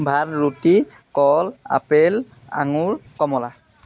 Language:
Assamese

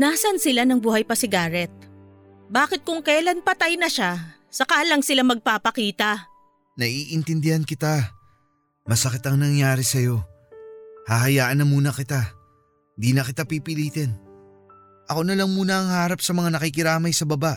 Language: Filipino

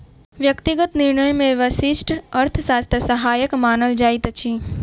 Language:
Maithili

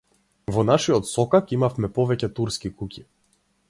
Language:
Macedonian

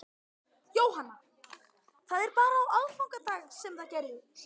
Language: Icelandic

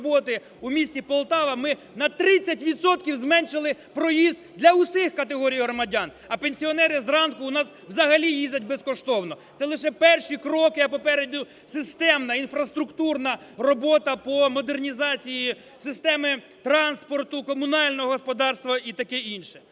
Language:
Ukrainian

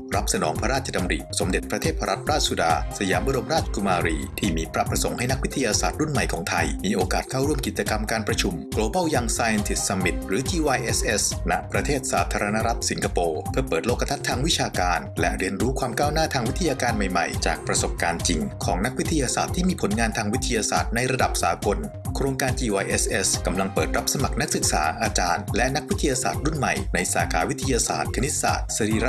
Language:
Thai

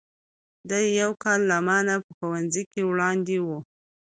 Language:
Pashto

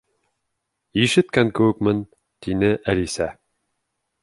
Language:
Bashkir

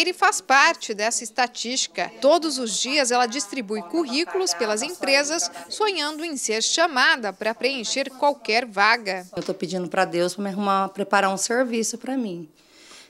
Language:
Portuguese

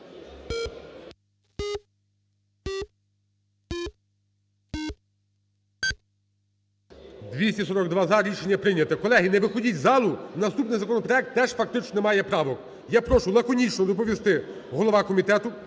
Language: Ukrainian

